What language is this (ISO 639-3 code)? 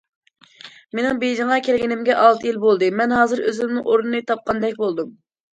uig